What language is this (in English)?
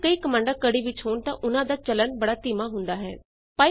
Punjabi